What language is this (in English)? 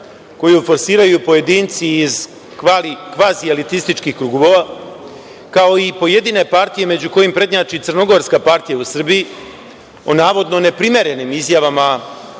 Serbian